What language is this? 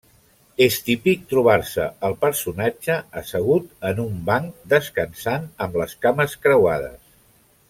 Catalan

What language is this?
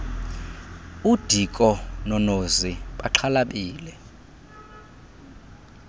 Xhosa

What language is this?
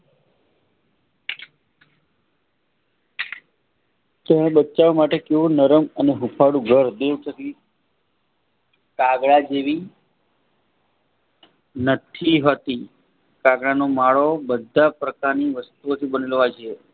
Gujarati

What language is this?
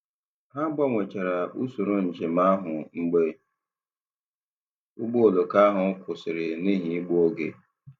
Igbo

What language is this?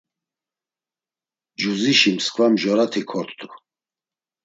Laz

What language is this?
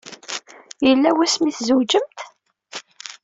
Kabyle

